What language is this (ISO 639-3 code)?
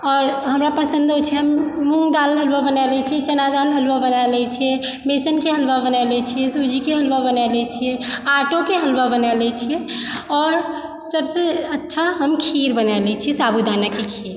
mai